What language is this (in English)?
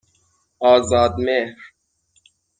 Persian